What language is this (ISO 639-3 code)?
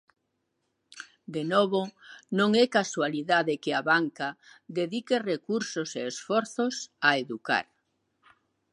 glg